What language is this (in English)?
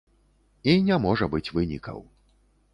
Belarusian